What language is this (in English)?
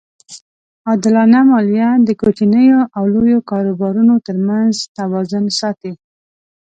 Pashto